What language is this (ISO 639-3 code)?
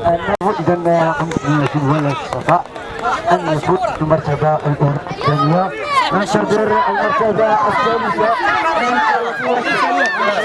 ara